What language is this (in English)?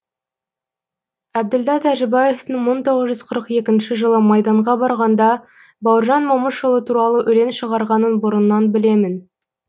Kazakh